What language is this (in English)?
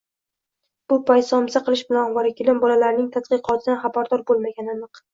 Uzbek